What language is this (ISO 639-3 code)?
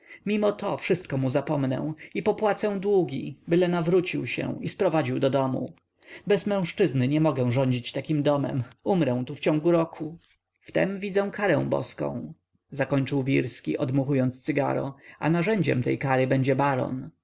pol